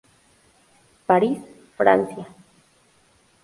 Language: Spanish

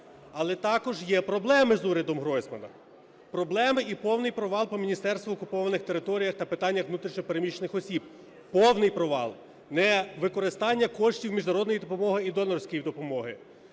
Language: Ukrainian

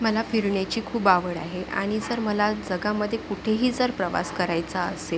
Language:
Marathi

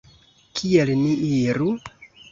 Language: Esperanto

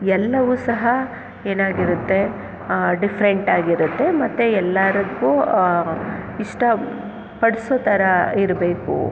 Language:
Kannada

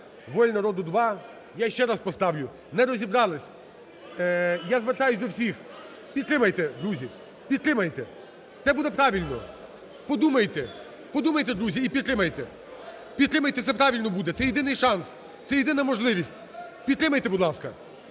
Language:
Ukrainian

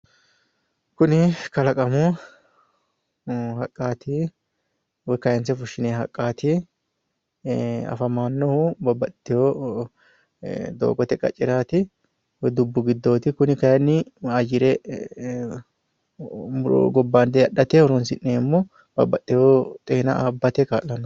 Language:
Sidamo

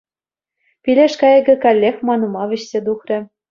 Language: Chuvash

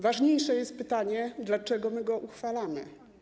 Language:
Polish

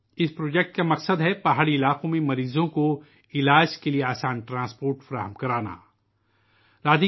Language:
Urdu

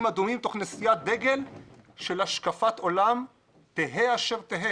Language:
Hebrew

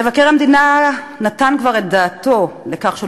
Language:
Hebrew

